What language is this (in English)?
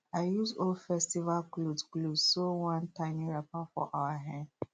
Nigerian Pidgin